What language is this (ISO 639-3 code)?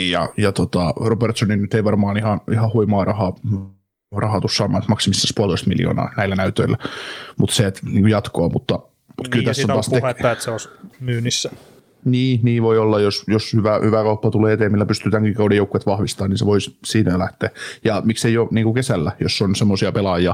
fin